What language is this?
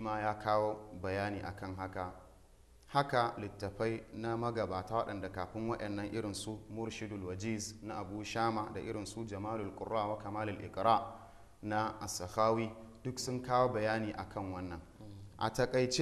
Arabic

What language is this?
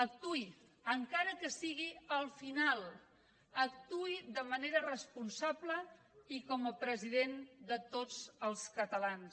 Catalan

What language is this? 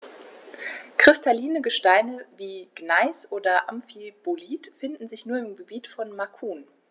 German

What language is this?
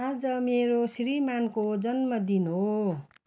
Nepali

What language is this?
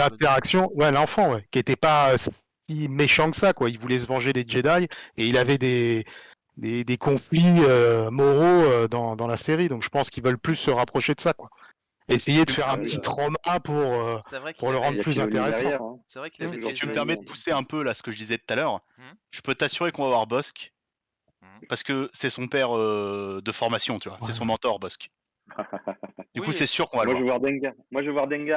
French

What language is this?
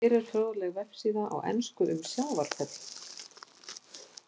Icelandic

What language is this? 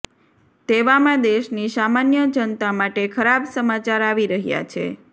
Gujarati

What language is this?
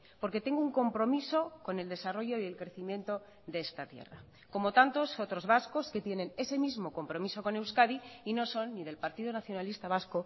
Spanish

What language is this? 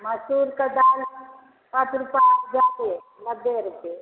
Maithili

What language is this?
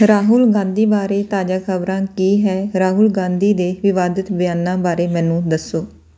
Punjabi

